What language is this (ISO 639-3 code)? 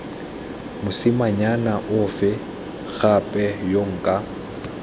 tsn